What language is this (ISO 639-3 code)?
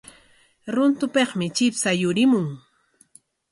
qwa